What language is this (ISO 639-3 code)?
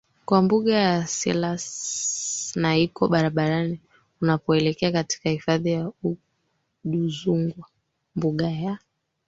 swa